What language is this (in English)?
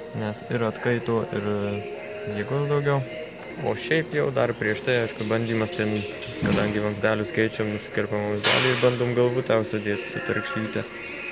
Lithuanian